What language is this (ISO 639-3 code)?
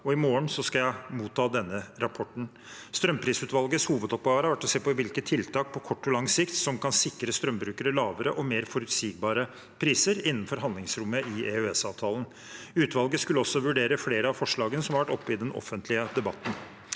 nor